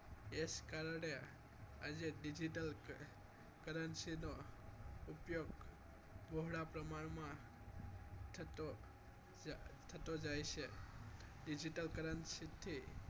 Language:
Gujarati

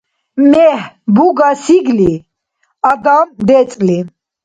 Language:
Dargwa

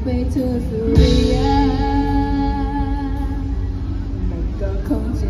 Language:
Thai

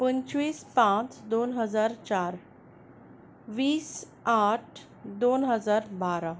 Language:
Konkani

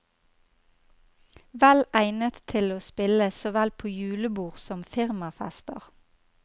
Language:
Norwegian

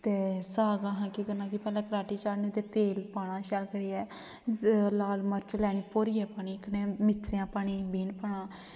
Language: Dogri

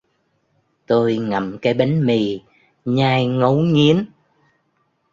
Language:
Vietnamese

